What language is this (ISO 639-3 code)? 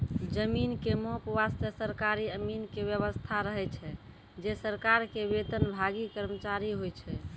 mai